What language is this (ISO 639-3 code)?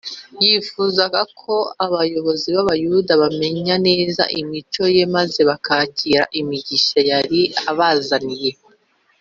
kin